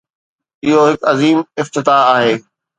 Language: Sindhi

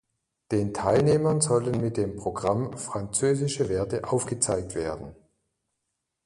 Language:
German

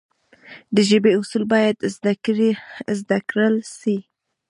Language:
Pashto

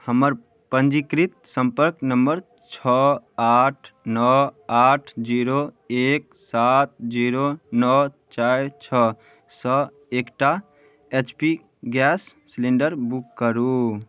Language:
Maithili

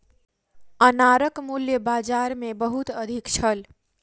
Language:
Maithili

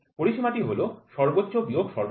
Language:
Bangla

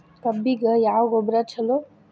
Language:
Kannada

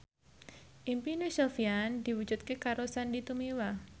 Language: Javanese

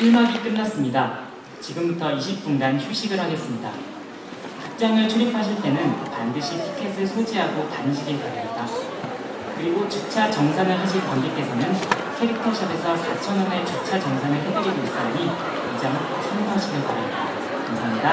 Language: Korean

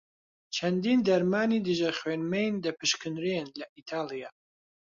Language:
Central Kurdish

